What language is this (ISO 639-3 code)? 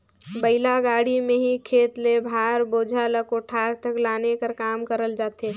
hne